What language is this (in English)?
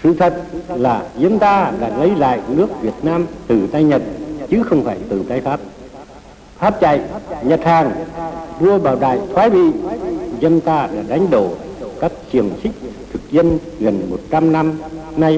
Vietnamese